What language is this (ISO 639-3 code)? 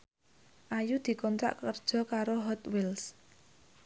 jav